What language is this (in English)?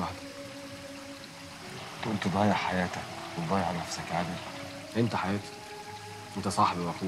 Arabic